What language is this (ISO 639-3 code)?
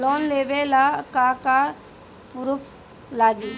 bho